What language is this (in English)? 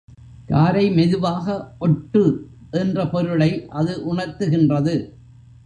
Tamil